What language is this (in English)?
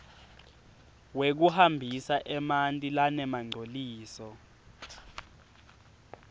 Swati